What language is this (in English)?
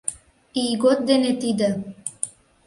Mari